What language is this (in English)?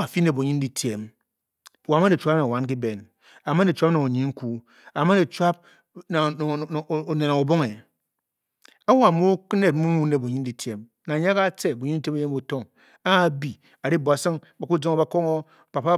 Bokyi